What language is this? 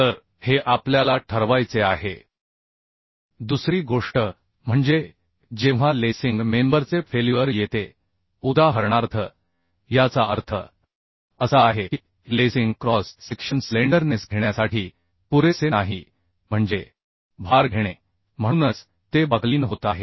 Marathi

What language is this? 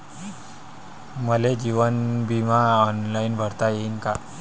Marathi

